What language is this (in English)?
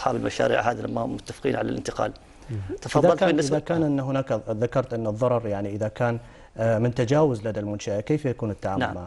Arabic